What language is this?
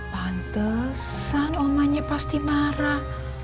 Indonesian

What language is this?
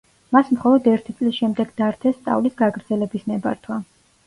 Georgian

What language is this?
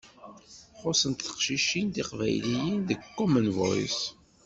Kabyle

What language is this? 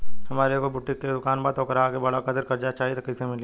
Bhojpuri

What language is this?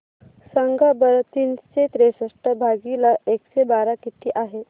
Marathi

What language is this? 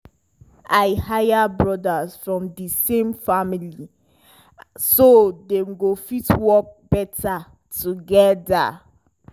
Nigerian Pidgin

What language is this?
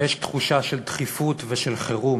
Hebrew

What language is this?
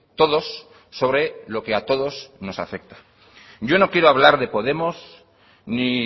Spanish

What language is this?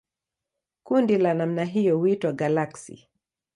Swahili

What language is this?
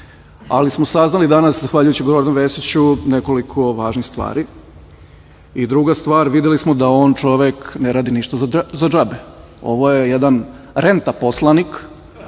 Serbian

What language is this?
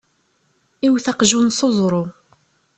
Kabyle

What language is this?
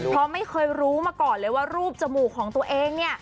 Thai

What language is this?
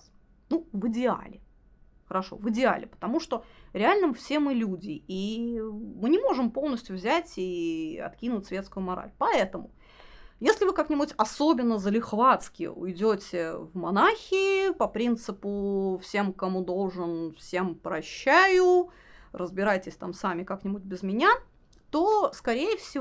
Russian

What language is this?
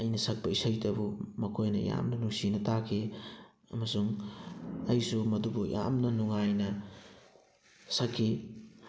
Manipuri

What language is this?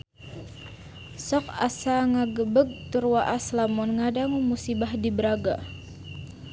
Sundanese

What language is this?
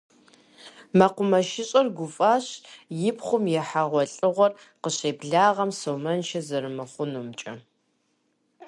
Kabardian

